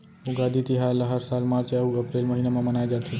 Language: Chhattisgarhi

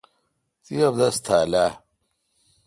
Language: Kalkoti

